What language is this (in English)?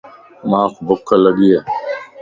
Lasi